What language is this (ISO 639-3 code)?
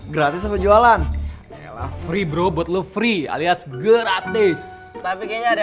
ind